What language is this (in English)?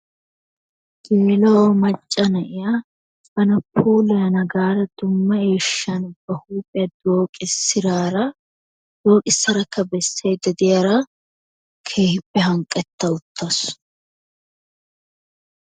Wolaytta